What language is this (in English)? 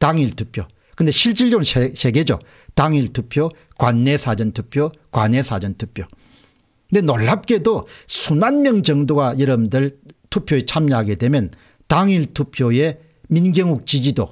Korean